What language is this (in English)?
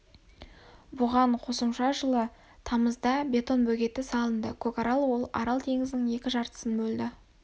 Kazakh